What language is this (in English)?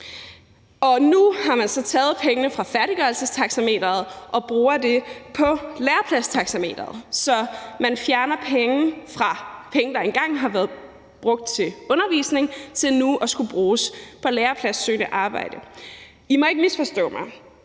Danish